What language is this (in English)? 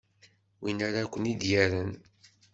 Kabyle